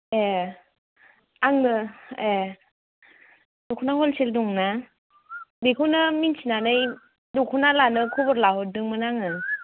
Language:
Bodo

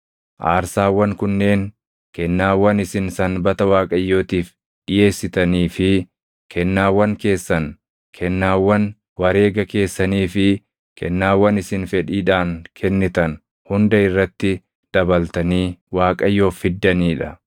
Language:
Oromo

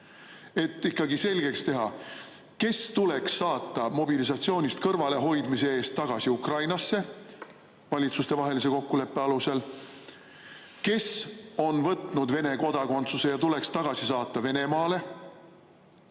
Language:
Estonian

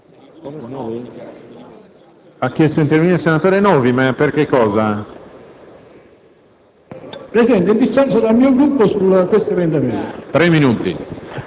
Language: Italian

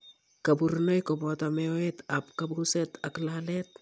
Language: Kalenjin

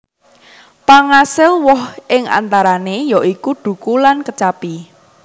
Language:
Javanese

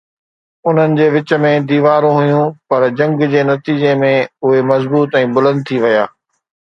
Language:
Sindhi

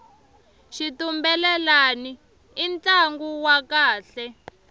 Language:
Tsonga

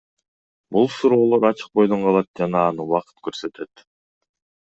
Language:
Kyrgyz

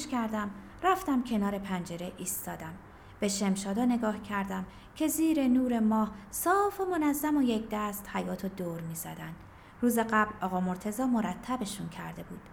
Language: Persian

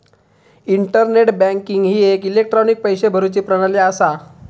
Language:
Marathi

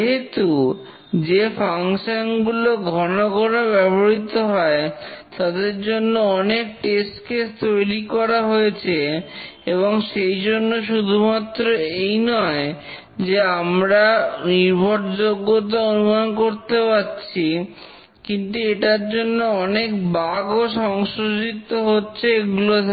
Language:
Bangla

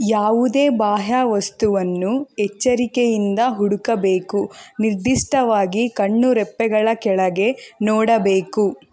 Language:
Kannada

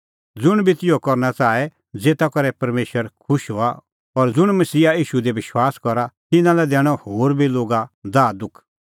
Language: Kullu Pahari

